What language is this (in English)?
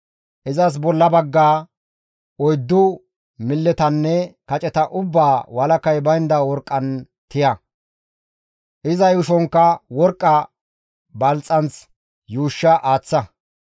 Gamo